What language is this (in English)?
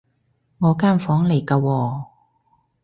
Cantonese